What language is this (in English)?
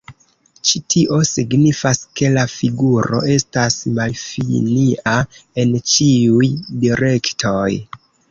Esperanto